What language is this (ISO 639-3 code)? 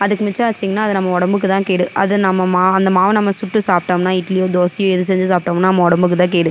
tam